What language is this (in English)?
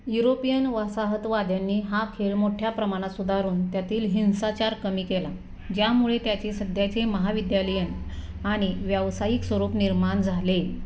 Marathi